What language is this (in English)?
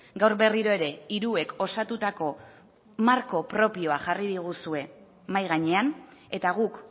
Basque